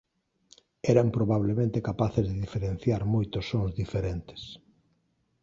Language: Galician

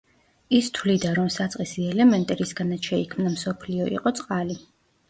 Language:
Georgian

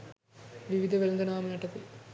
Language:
Sinhala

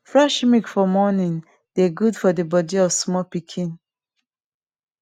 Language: Nigerian Pidgin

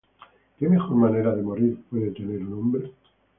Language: Spanish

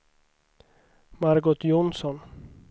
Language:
Swedish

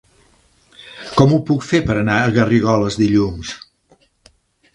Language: Catalan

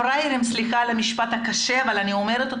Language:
Hebrew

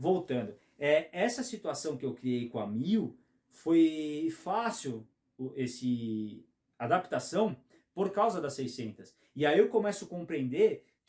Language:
Portuguese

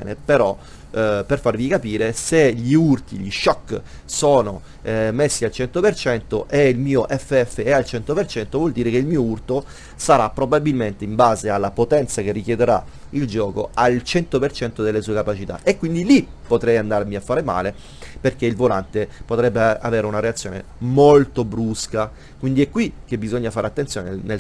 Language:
Italian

